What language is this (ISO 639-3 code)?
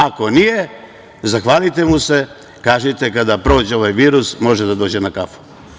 srp